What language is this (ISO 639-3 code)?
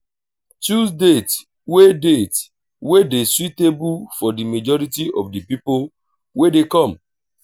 pcm